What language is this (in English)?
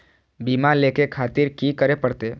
Maithili